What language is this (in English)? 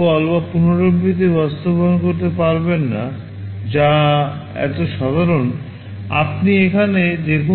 Bangla